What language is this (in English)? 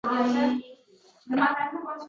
Uzbek